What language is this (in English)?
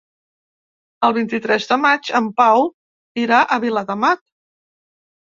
Catalan